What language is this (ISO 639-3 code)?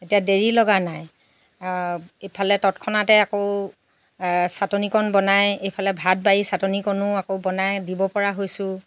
asm